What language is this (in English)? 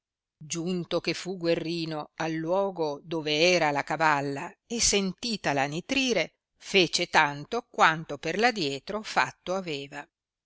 Italian